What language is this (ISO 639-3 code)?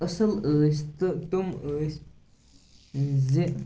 kas